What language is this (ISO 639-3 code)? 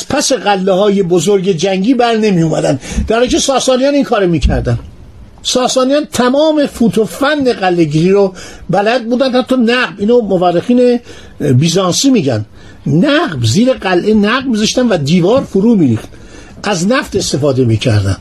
fas